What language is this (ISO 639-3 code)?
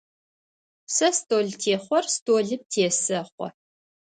ady